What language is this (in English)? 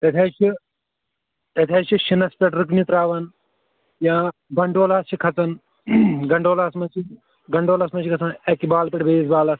Kashmiri